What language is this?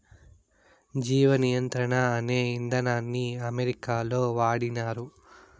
Telugu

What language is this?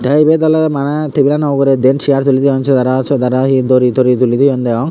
Chakma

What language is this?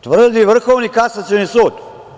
Serbian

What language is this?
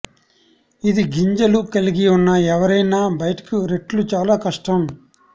Telugu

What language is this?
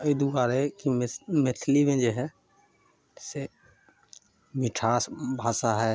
Maithili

